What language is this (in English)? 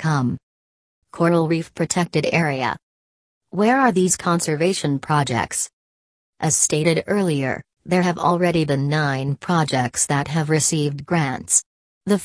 English